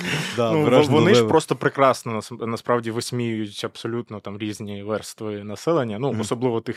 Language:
Ukrainian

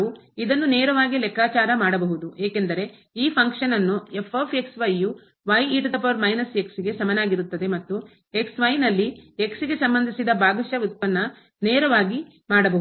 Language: Kannada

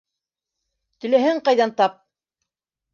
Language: Bashkir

